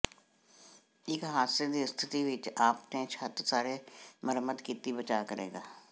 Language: Punjabi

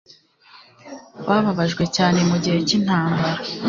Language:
Kinyarwanda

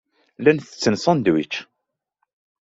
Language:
Kabyle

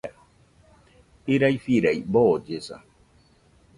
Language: Nüpode Huitoto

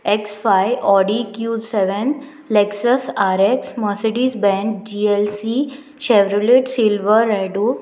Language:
Konkani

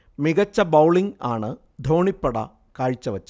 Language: Malayalam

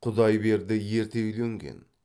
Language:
Kazakh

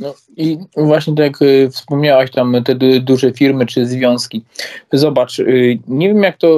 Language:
Polish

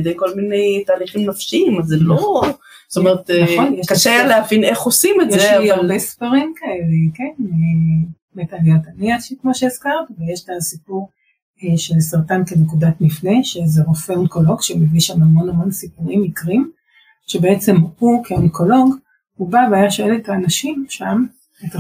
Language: Hebrew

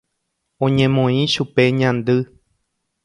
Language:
Guarani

